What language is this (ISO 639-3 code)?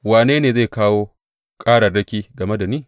hau